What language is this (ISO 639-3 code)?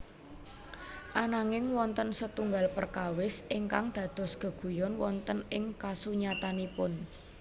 jav